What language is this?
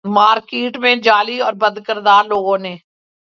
Urdu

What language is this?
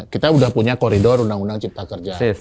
Indonesian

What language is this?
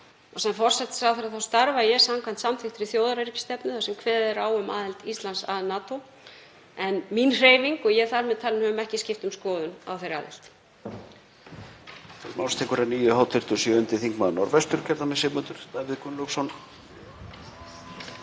Icelandic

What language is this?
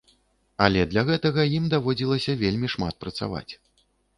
Belarusian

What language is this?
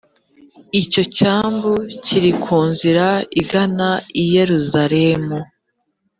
Kinyarwanda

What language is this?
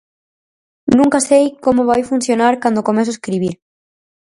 Galician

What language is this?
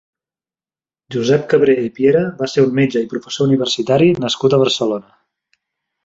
Catalan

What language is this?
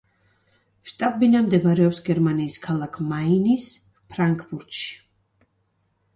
Georgian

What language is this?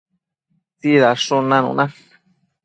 Matsés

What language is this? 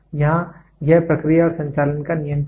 Hindi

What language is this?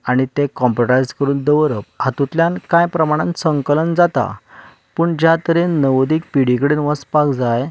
Konkani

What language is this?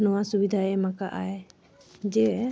Santali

